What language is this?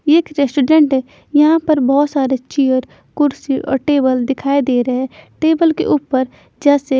Hindi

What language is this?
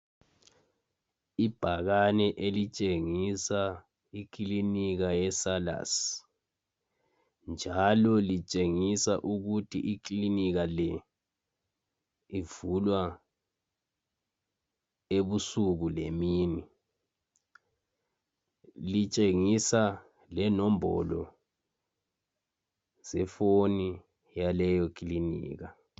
North Ndebele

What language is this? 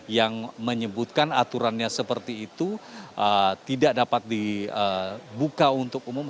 Indonesian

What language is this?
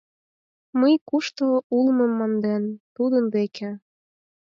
Mari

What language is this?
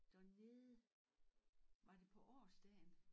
Danish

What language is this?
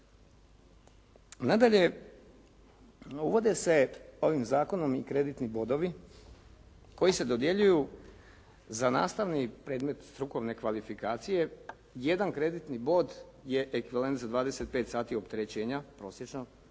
Croatian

